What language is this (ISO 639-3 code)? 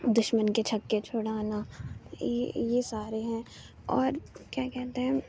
urd